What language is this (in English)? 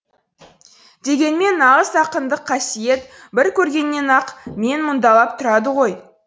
Kazakh